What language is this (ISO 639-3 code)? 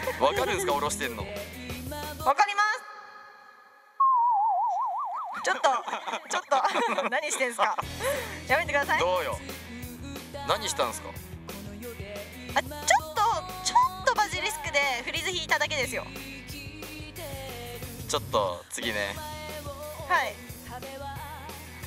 jpn